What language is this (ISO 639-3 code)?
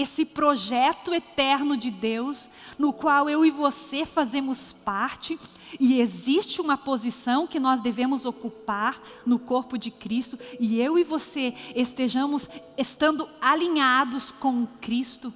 por